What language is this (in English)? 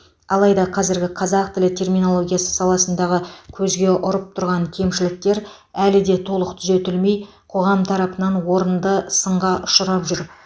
Kazakh